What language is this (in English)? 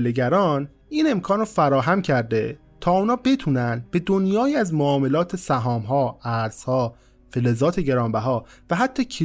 Persian